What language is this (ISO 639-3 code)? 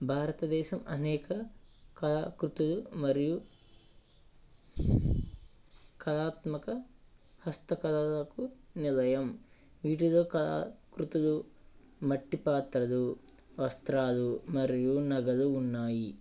tel